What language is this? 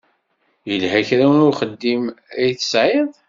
Kabyle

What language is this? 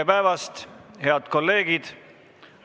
Estonian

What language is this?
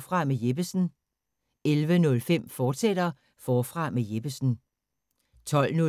Danish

